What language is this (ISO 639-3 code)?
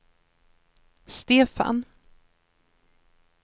swe